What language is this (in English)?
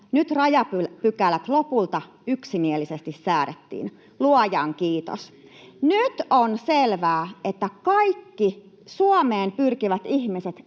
Finnish